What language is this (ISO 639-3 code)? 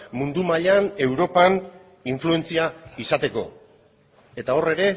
eus